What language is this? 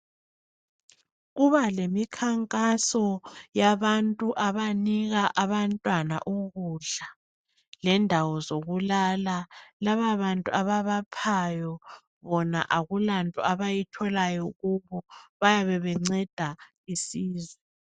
North Ndebele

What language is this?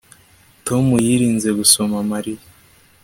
Kinyarwanda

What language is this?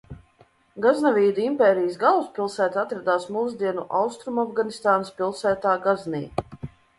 Latvian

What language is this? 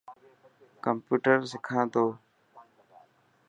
Dhatki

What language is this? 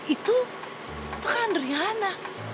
Indonesian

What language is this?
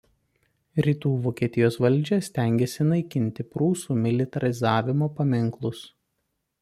Lithuanian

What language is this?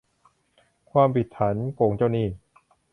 Thai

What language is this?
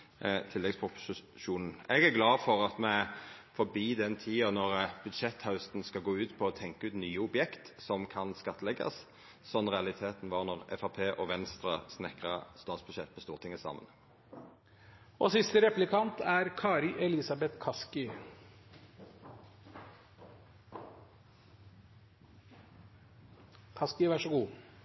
Norwegian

